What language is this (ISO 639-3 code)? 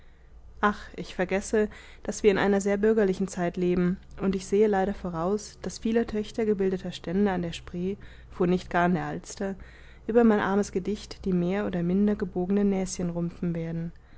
deu